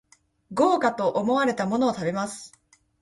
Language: Japanese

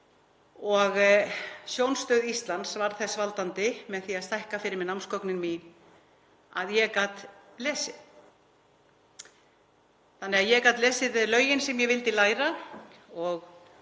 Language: Icelandic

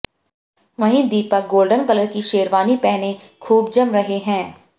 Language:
Hindi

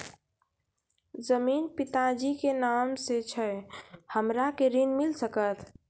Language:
Maithili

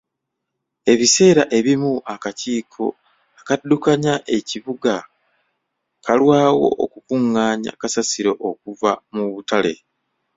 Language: Ganda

